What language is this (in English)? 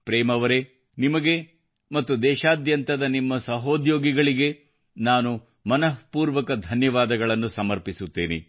Kannada